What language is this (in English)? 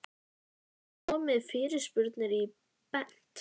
Icelandic